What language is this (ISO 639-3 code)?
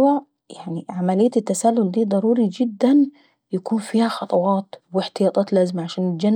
aec